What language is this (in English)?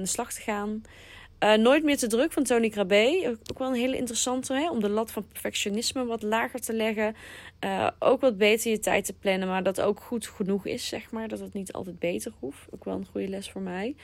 Dutch